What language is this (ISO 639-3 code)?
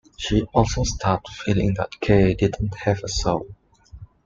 eng